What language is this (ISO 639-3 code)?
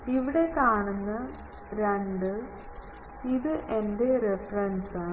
mal